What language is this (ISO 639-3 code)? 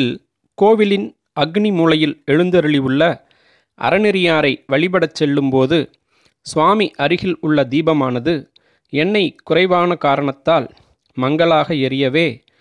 tam